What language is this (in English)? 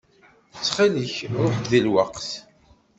Kabyle